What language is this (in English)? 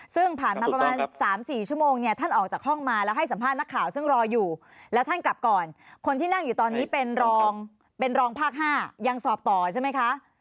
Thai